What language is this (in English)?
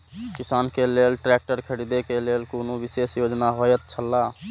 Maithili